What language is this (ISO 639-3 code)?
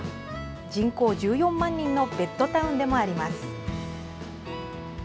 jpn